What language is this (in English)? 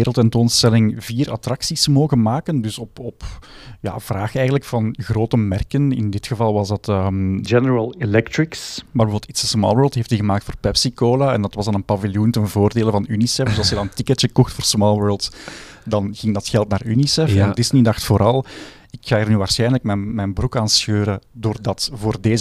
Dutch